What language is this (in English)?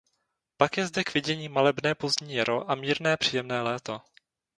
Czech